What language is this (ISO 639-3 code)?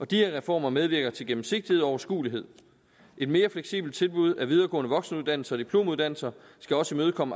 dan